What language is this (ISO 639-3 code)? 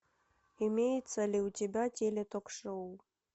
rus